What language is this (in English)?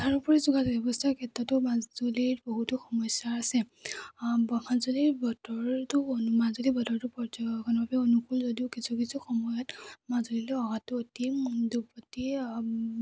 Assamese